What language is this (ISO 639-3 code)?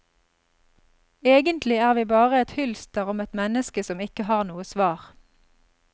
nor